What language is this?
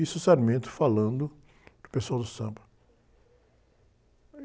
Portuguese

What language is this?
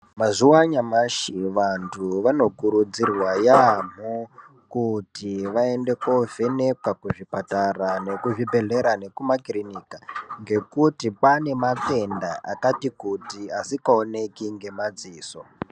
Ndau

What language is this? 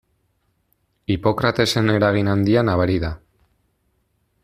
Basque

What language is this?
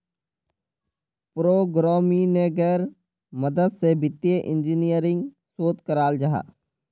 Magahi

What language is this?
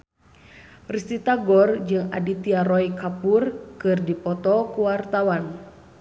Sundanese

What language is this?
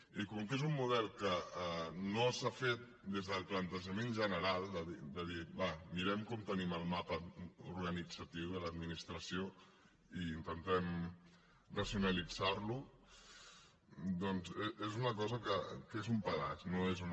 Catalan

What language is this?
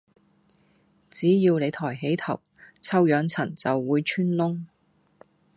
Cantonese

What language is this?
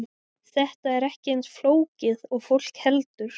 Icelandic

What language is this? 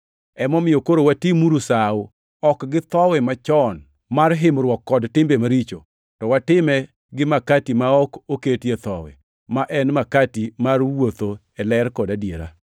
Luo (Kenya and Tanzania)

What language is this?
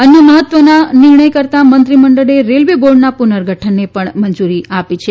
Gujarati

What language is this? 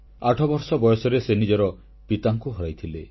Odia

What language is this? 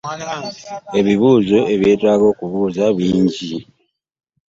Ganda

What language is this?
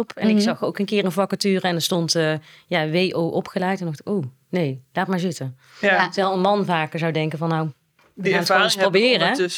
Dutch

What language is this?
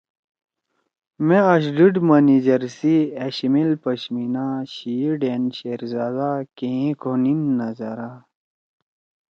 Torwali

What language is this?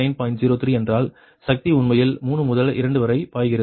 Tamil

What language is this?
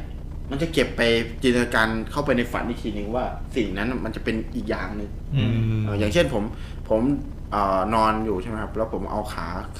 Thai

